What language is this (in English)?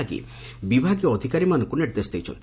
Odia